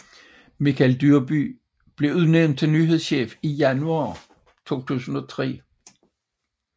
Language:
Danish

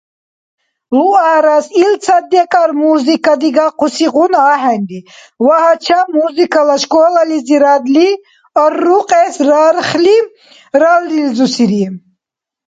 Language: Dargwa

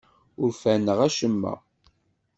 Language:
Kabyle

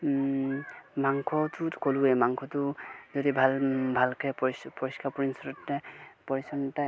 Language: Assamese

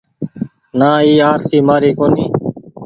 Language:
Goaria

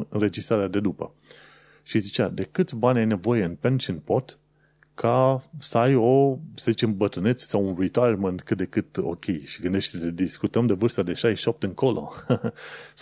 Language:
Romanian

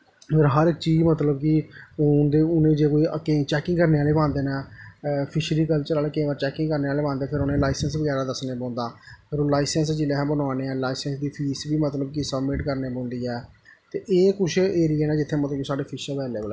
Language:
Dogri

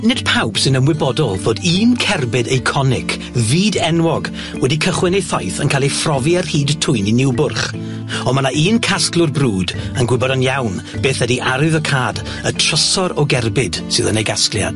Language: Welsh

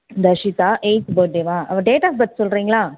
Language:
Tamil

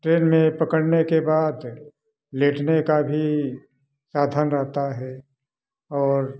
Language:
Hindi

